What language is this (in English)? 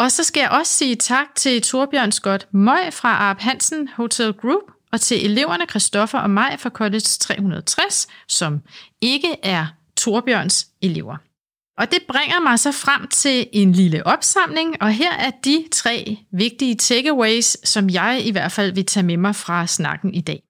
Danish